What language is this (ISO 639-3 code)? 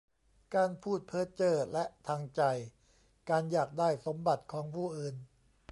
tha